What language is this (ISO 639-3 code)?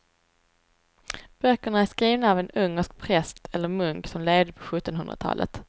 swe